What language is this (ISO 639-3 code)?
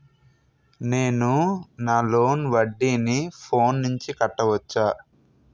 tel